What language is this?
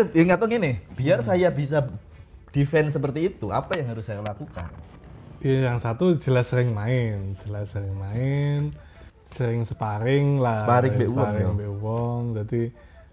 Indonesian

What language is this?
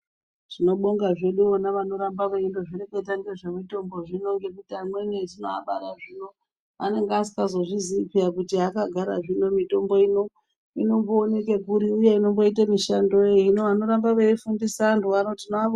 Ndau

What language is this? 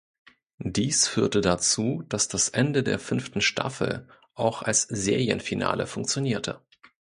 German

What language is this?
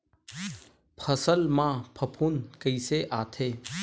Chhattisgarhi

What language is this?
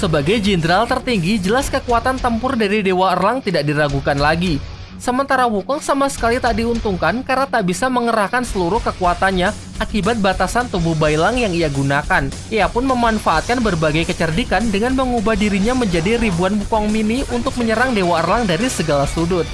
Indonesian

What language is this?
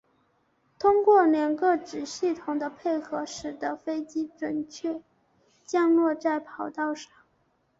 Chinese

